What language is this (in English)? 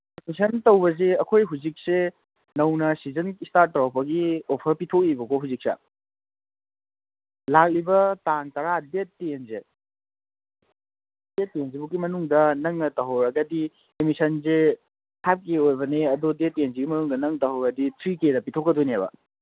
Manipuri